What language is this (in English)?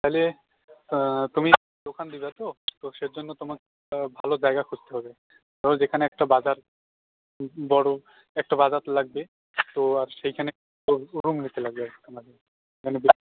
Bangla